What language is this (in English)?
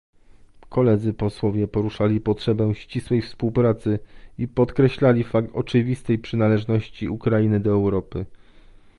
Polish